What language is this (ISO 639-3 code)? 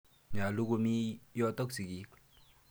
kln